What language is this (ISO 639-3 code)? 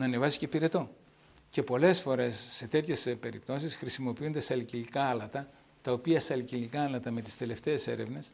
ell